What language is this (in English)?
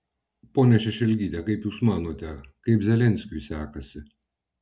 Lithuanian